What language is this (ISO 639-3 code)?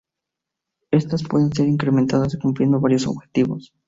spa